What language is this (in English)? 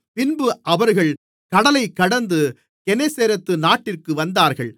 Tamil